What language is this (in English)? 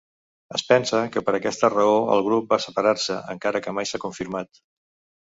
Catalan